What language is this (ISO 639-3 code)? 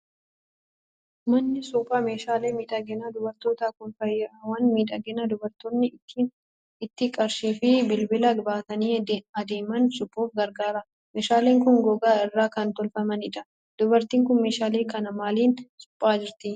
orm